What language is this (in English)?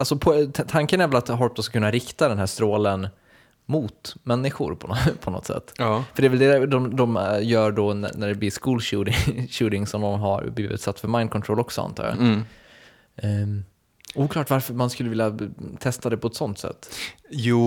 Swedish